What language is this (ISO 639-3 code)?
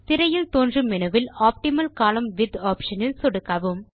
tam